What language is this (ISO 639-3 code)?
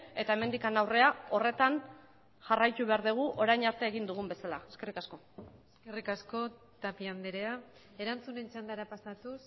eus